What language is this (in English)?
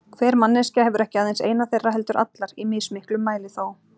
Icelandic